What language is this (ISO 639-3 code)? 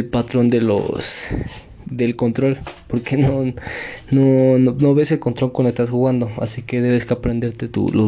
spa